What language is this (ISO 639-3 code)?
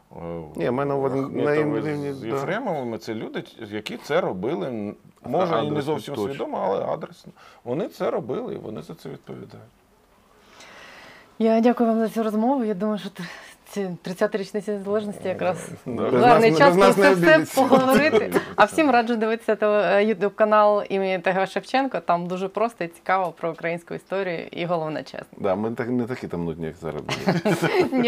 ukr